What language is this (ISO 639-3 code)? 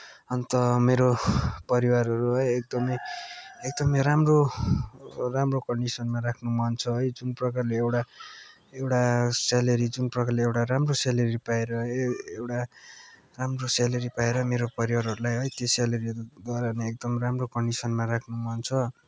nep